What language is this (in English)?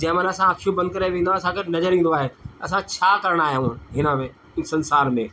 Sindhi